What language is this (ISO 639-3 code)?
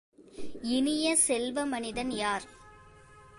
tam